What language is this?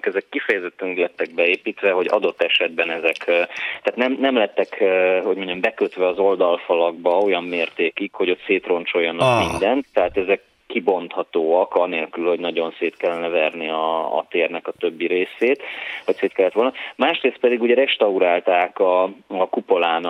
Hungarian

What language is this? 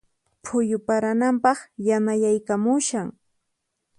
Puno Quechua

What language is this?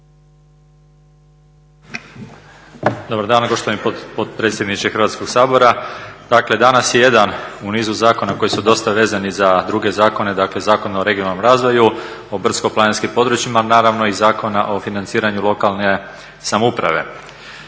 Croatian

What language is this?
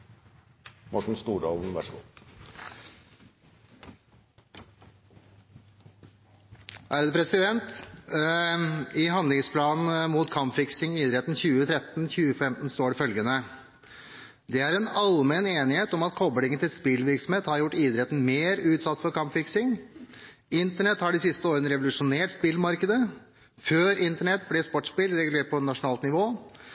Norwegian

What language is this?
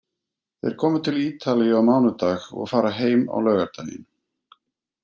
Icelandic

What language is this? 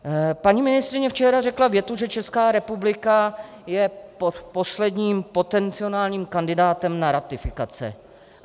Czech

